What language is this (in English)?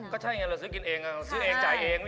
Thai